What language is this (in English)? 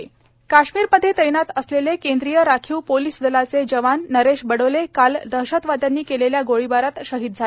Marathi